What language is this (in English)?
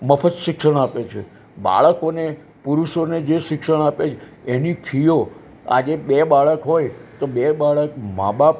Gujarati